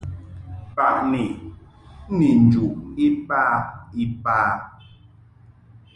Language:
Mungaka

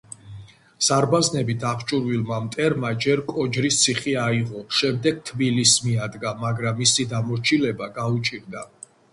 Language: Georgian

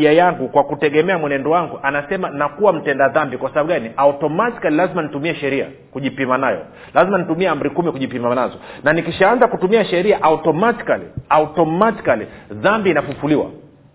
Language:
Swahili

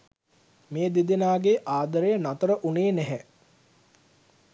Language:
Sinhala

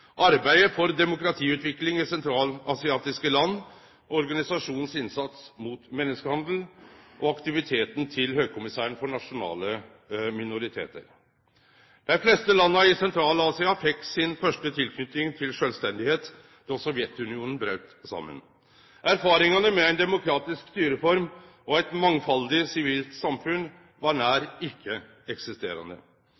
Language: Norwegian Nynorsk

